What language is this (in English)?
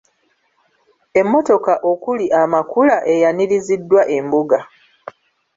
Ganda